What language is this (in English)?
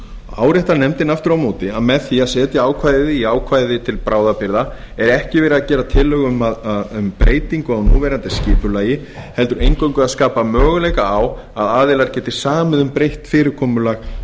Icelandic